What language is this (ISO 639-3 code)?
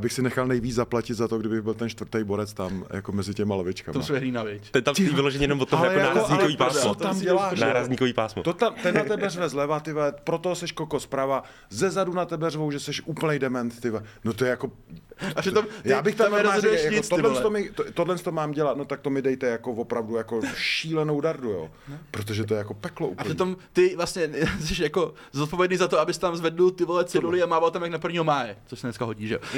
ces